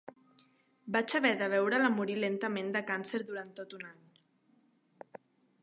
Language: Catalan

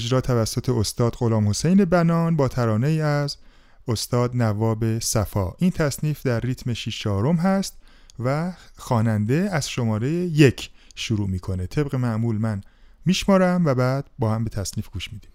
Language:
Persian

